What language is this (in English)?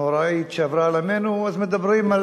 Hebrew